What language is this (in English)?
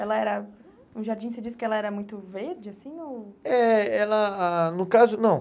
Portuguese